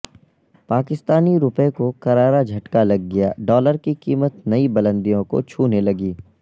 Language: Urdu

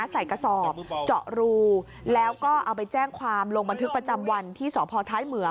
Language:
Thai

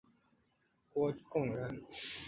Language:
Chinese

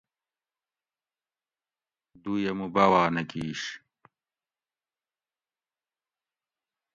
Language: Gawri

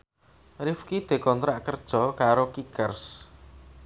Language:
Javanese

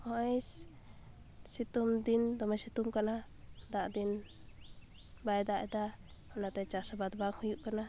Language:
Santali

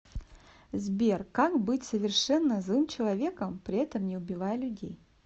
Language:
Russian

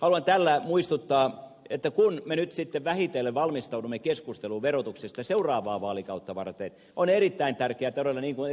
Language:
Finnish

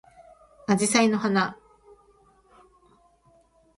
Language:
Japanese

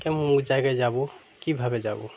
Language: Bangla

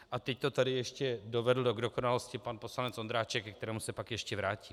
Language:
Czech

